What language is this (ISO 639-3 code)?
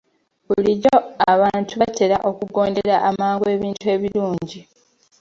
lug